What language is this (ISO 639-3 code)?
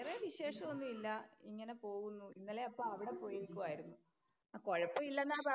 mal